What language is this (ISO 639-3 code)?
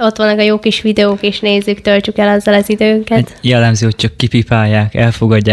hun